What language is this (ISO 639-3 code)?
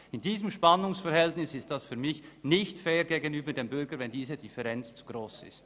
gsw